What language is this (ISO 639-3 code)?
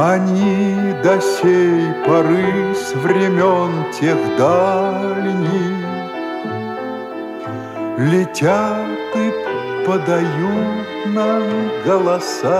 rus